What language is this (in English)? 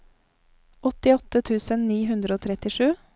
Norwegian